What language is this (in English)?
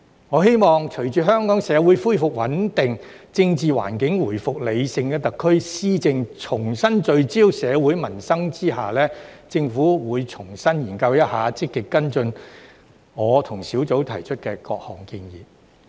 Cantonese